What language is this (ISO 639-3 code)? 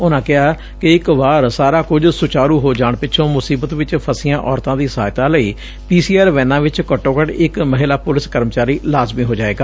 pan